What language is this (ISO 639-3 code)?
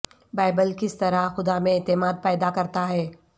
urd